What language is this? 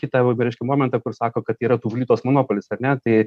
Lithuanian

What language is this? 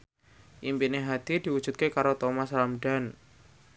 Javanese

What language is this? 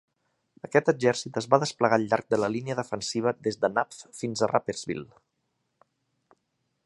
Catalan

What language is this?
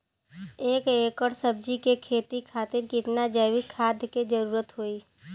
Bhojpuri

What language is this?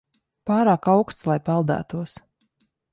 Latvian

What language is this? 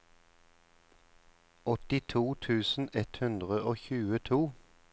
Norwegian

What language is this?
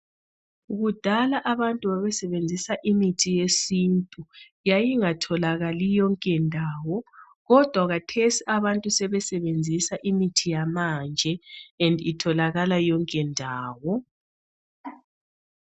North Ndebele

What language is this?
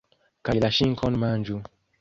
Esperanto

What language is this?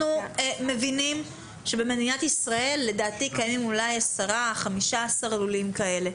Hebrew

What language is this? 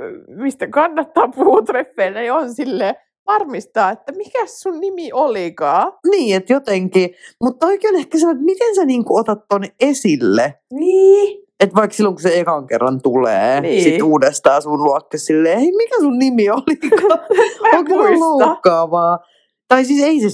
Finnish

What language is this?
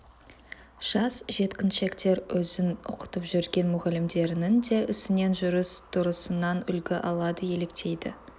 Kazakh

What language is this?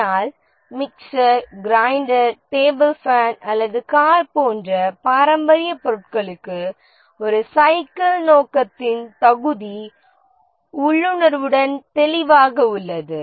Tamil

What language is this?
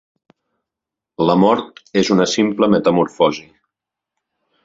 Catalan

